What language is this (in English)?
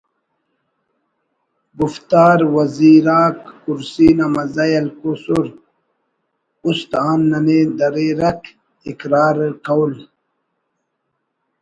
Brahui